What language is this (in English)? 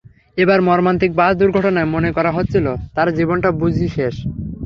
Bangla